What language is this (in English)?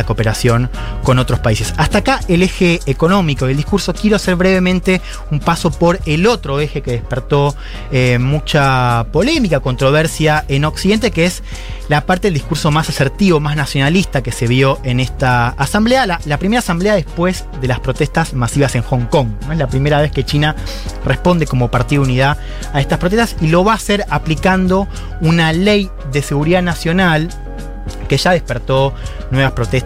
Spanish